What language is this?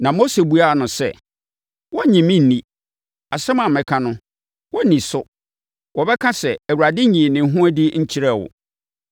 Akan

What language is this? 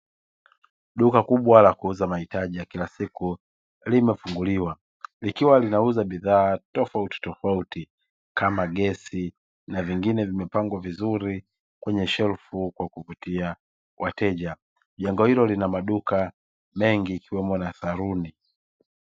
Swahili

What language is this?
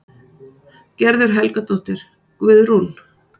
Icelandic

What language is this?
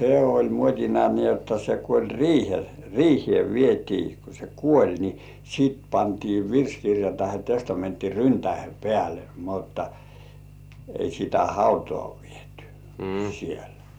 Finnish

